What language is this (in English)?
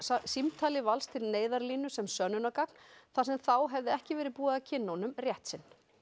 Icelandic